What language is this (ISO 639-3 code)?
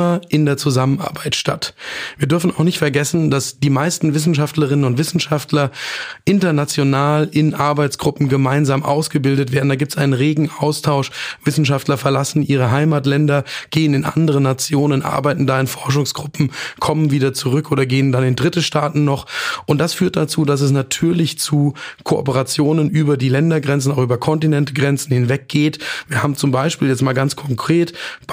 deu